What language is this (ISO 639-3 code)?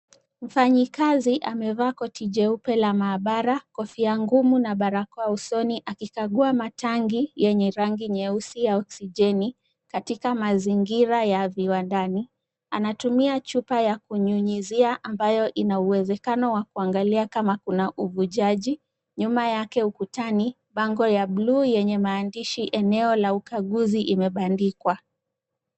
swa